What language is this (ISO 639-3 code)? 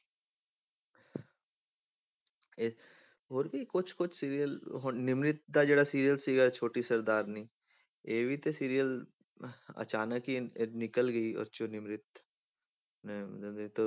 pan